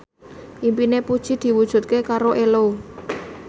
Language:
Javanese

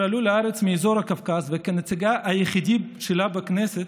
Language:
Hebrew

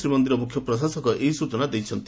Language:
Odia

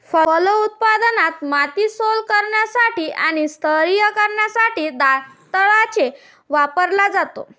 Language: Marathi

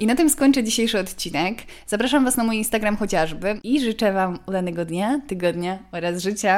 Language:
Polish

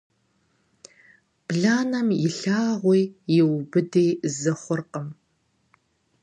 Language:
Kabardian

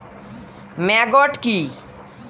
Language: Bangla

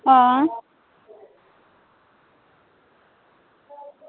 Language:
Dogri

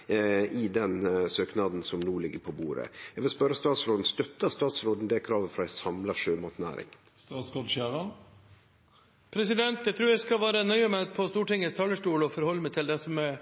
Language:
Norwegian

